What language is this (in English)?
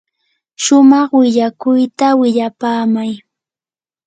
Yanahuanca Pasco Quechua